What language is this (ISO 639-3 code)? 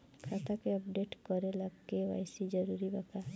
bho